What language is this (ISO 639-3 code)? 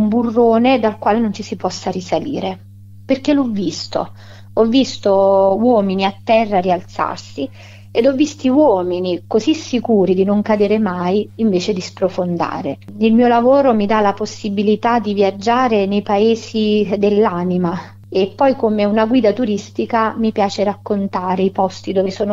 ita